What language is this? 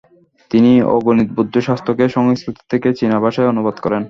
Bangla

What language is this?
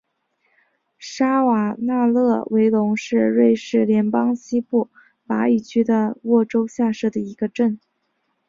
Chinese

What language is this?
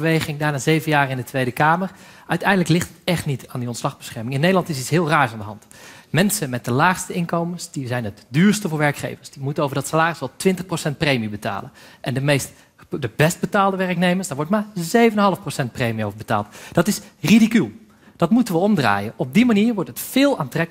Dutch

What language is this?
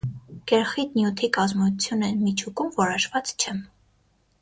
Armenian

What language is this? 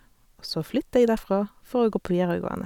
Norwegian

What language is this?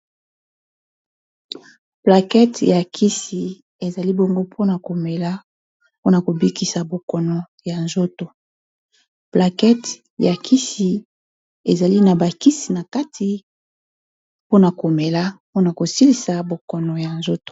Lingala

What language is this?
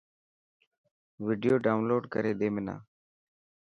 Dhatki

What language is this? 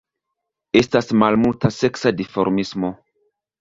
Esperanto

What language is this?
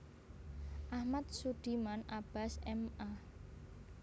Javanese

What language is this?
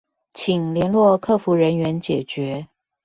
Chinese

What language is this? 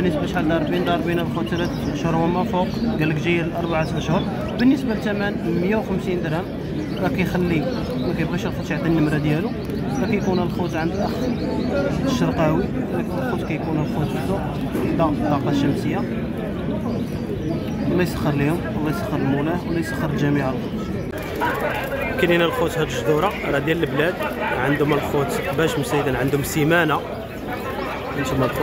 Arabic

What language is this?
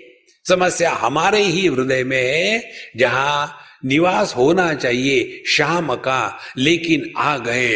Hindi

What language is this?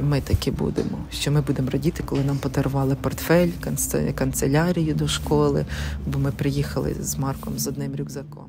Ukrainian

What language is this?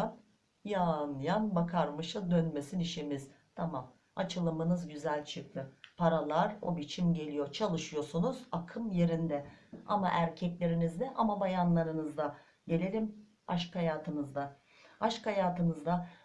Turkish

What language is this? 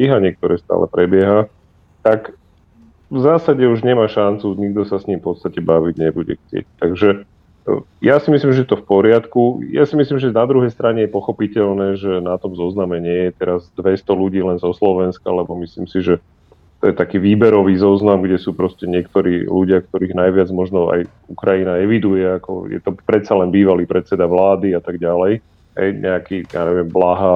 Slovak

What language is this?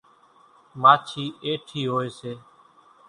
Kachi Koli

